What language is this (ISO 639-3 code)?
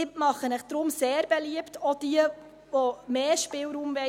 gsw